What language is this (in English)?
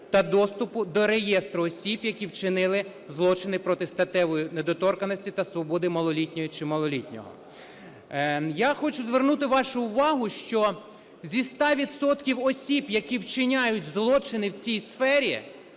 Ukrainian